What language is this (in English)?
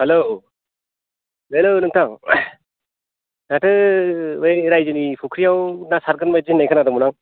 Bodo